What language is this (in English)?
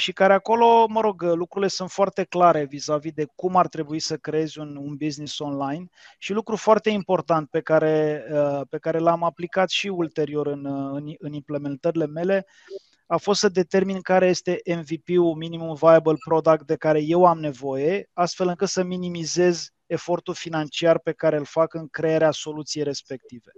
Romanian